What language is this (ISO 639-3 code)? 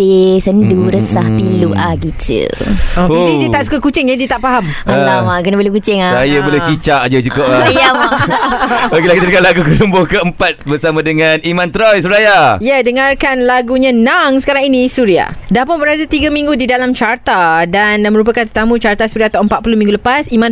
msa